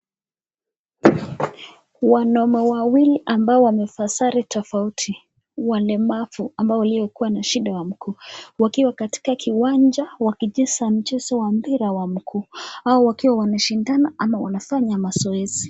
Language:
Swahili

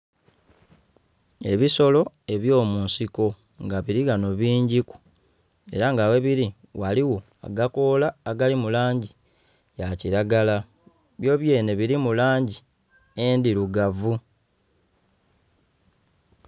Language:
Soga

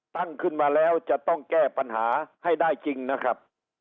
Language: Thai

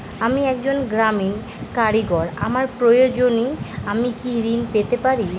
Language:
Bangla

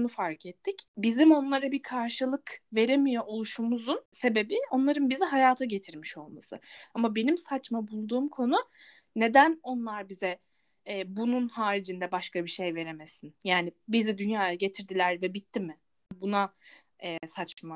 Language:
Turkish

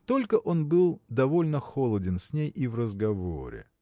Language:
Russian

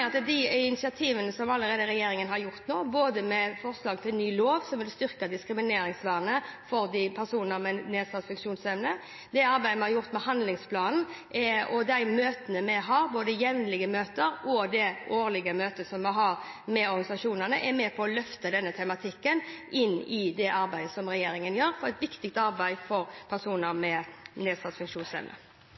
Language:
Norwegian Bokmål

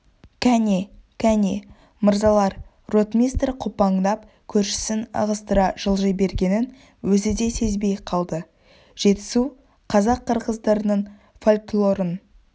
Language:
Kazakh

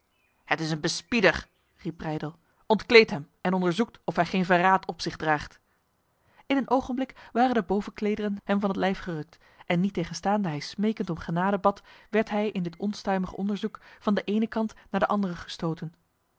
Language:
Dutch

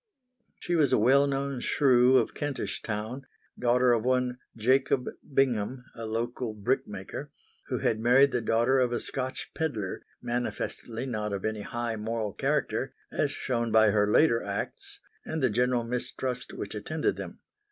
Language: English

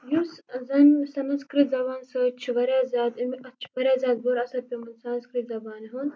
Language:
Kashmiri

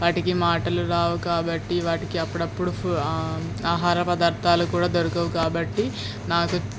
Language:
Telugu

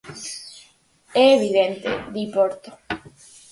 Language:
Galician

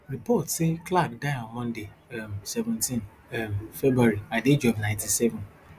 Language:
Nigerian Pidgin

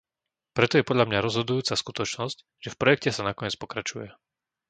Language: Slovak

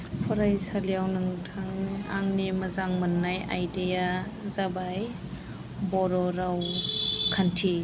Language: Bodo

